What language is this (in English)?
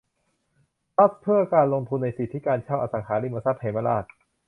Thai